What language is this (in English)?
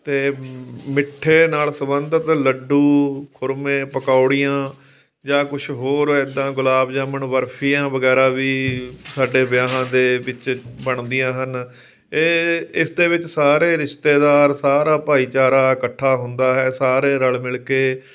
Punjabi